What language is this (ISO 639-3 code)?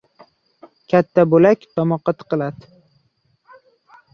uzb